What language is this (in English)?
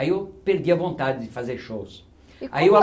Portuguese